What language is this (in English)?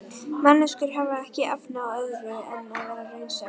Icelandic